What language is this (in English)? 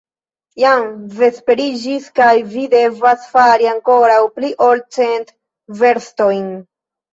Esperanto